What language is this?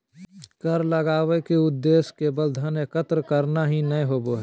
Magahi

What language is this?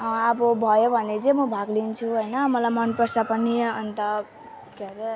Nepali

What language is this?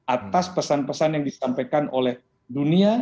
Indonesian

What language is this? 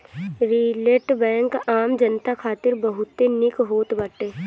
Bhojpuri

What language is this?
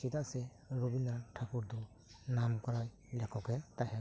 Santali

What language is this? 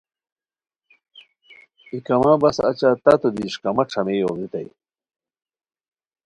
Khowar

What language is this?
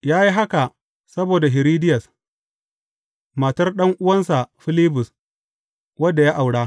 Hausa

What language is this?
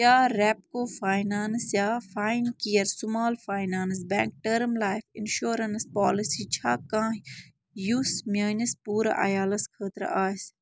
Kashmiri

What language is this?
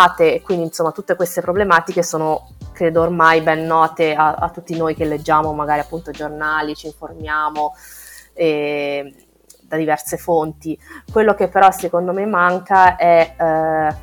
Italian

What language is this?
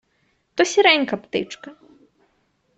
Ukrainian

